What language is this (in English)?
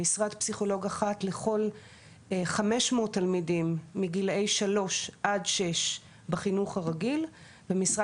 Hebrew